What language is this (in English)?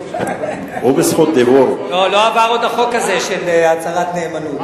Hebrew